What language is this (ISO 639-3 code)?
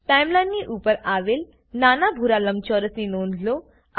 guj